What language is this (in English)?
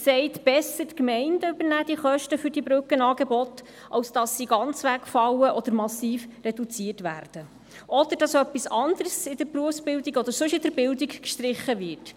Swiss German